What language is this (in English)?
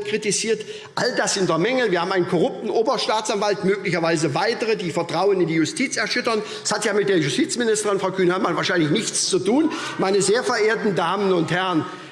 German